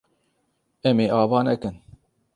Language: Kurdish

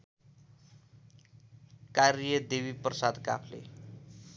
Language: Nepali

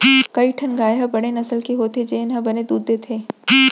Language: Chhattisgarhi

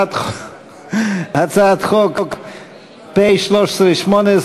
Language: Hebrew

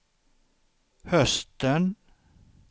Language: Swedish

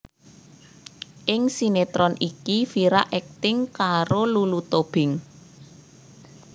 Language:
Javanese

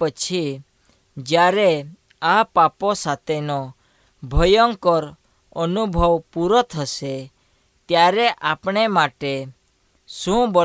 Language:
Hindi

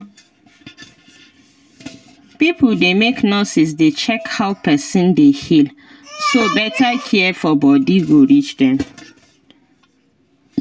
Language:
Nigerian Pidgin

